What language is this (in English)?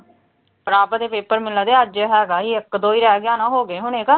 Punjabi